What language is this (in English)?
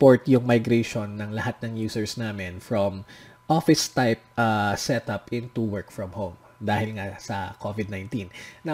Filipino